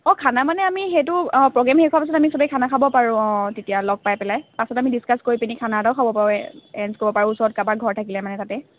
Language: Assamese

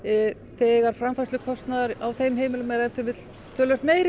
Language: Icelandic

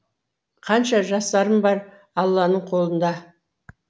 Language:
Kazakh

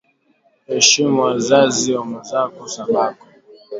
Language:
Swahili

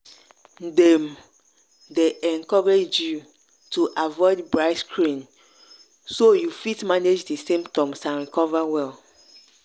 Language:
Nigerian Pidgin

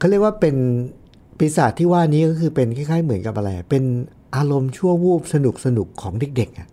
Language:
Thai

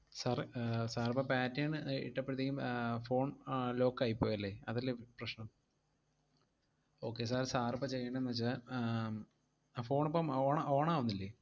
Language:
Malayalam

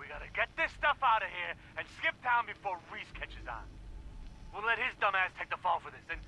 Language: Turkish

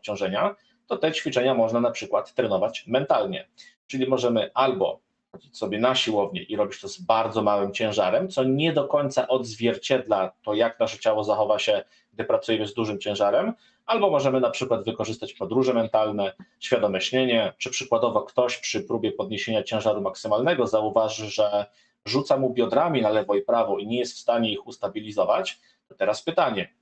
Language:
Polish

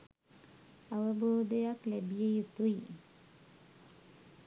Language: Sinhala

